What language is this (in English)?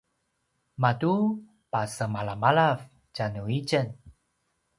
Paiwan